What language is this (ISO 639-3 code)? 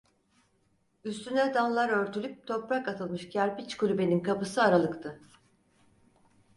tur